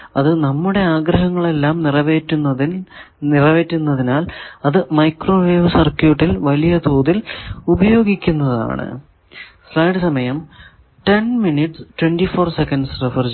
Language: Malayalam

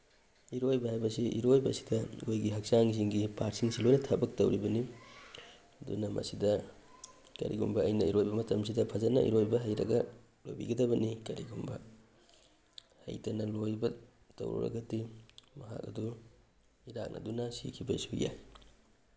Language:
Manipuri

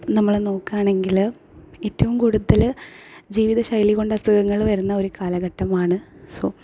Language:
Malayalam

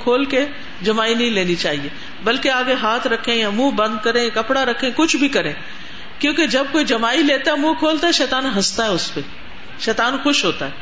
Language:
Urdu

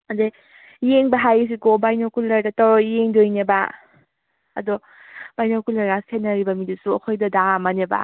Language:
Manipuri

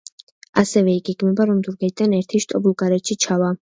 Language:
Georgian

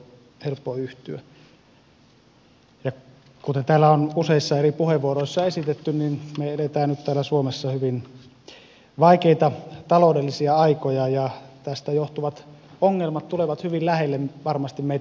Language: Finnish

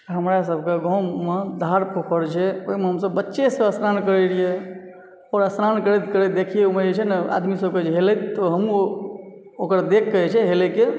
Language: Maithili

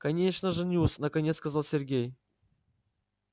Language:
Russian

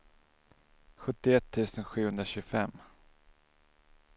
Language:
Swedish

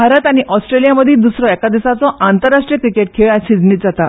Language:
Konkani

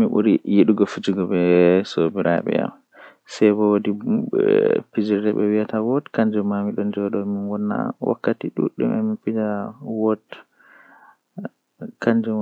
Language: Western Niger Fulfulde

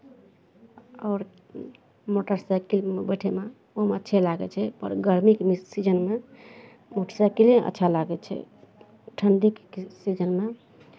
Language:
Maithili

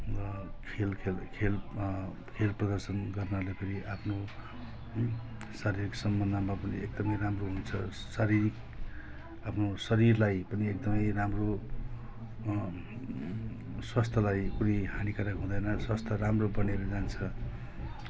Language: Nepali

